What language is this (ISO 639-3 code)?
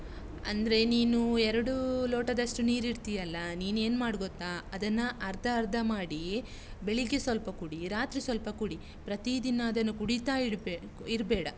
kan